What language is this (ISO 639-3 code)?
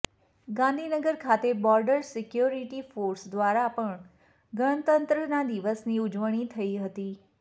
guj